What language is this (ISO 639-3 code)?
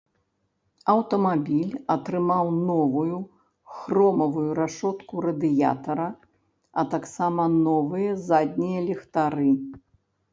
bel